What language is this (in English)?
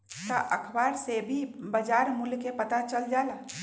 Magahi